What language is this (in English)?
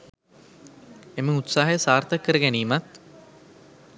Sinhala